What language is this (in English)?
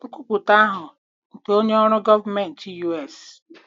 Igbo